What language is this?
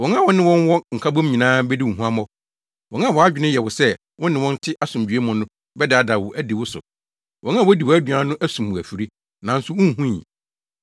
Akan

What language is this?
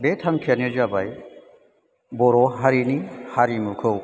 Bodo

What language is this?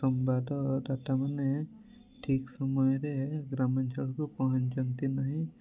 Odia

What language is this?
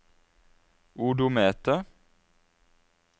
Norwegian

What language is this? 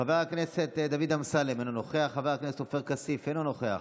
Hebrew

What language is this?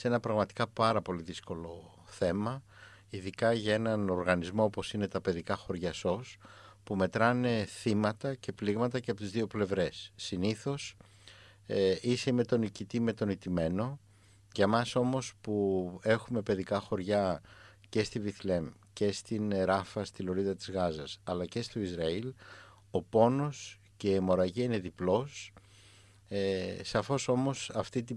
Greek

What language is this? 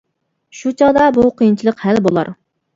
Uyghur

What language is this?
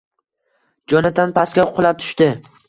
Uzbek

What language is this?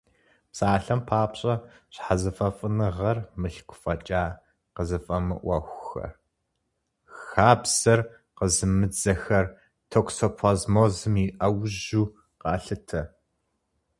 Kabardian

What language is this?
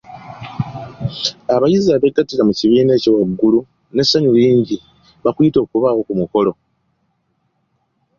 Ganda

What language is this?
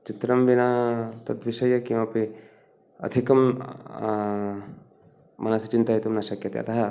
Sanskrit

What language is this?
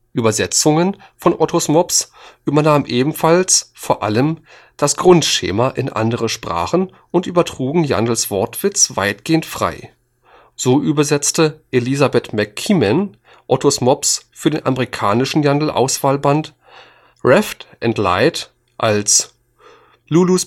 German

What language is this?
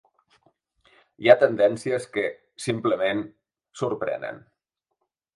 Catalan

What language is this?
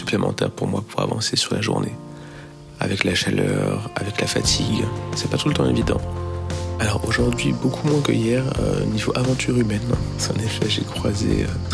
French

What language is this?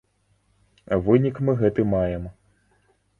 Belarusian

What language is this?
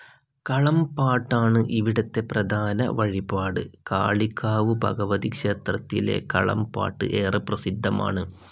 Malayalam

